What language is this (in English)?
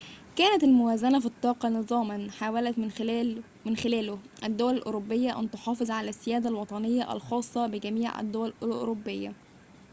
Arabic